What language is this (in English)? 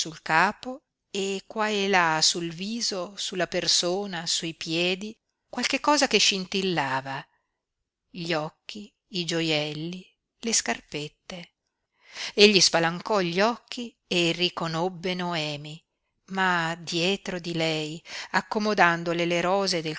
Italian